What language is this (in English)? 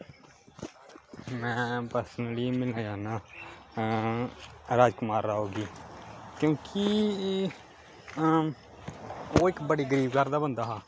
Dogri